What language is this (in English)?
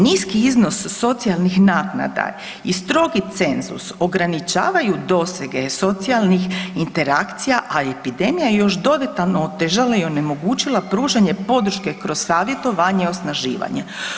Croatian